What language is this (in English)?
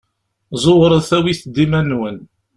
Kabyle